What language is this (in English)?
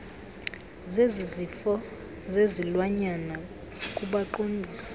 Xhosa